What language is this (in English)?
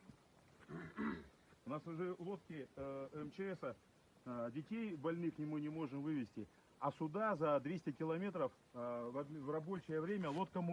Russian